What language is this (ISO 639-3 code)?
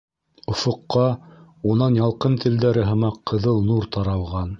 bak